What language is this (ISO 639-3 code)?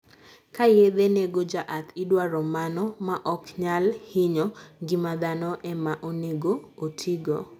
luo